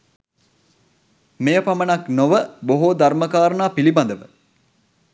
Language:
Sinhala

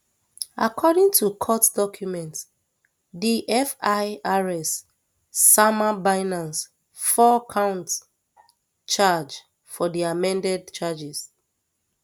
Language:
Nigerian Pidgin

